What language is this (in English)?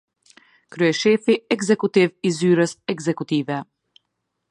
Albanian